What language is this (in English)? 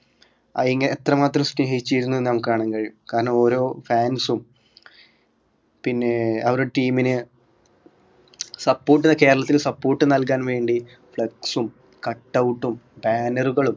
Malayalam